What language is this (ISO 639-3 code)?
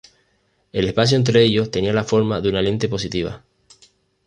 spa